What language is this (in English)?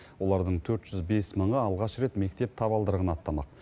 Kazakh